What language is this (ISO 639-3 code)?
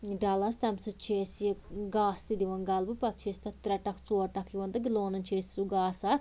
kas